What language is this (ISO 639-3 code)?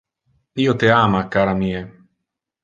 ina